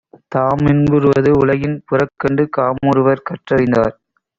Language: Tamil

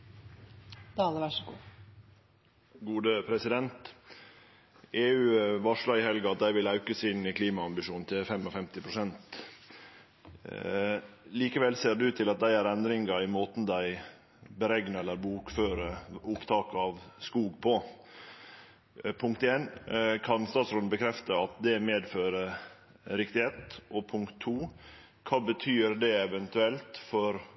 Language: Norwegian Nynorsk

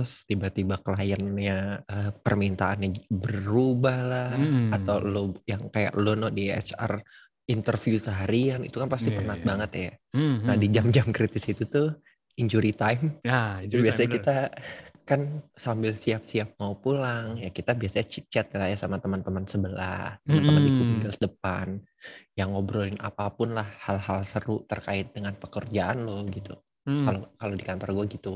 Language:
Indonesian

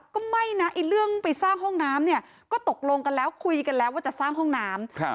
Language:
Thai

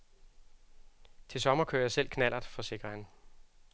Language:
Danish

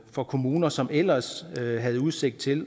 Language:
Danish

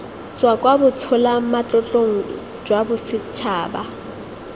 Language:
Tswana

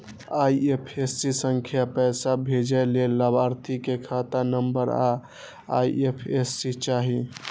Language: Maithili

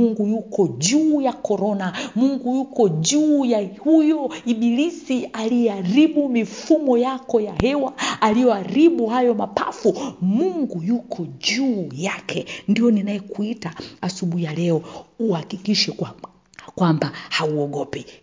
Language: Swahili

